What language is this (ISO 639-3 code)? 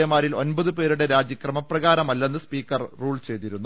mal